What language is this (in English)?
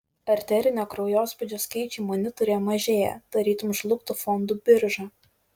Lithuanian